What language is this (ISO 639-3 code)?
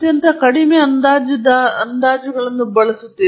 kan